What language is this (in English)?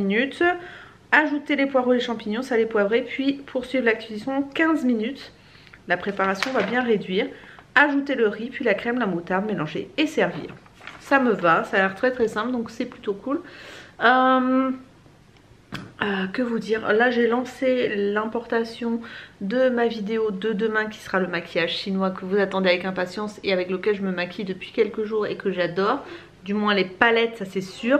French